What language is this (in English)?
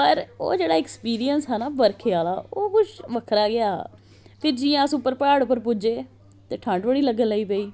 Dogri